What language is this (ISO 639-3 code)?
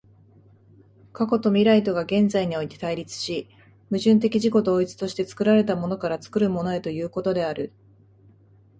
jpn